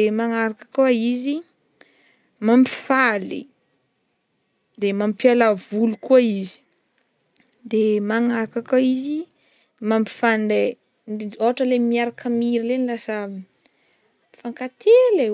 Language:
Northern Betsimisaraka Malagasy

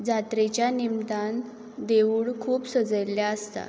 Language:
Konkani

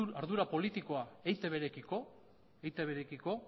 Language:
Basque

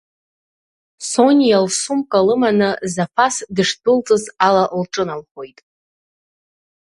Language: Abkhazian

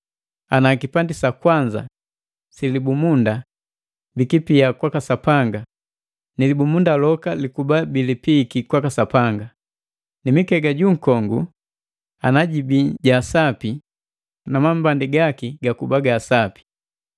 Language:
Matengo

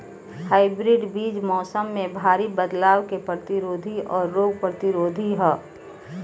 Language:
Bhojpuri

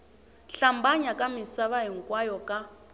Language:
Tsonga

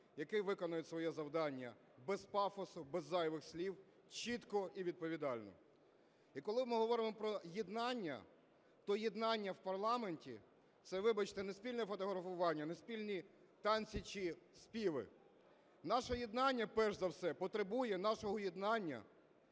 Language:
Ukrainian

